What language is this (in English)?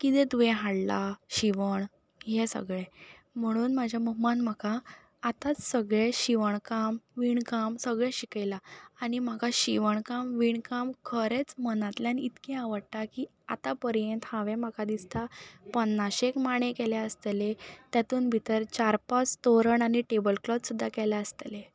Konkani